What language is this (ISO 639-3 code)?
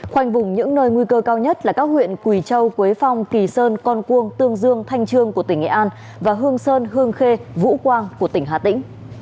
vie